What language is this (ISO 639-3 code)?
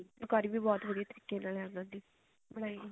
pan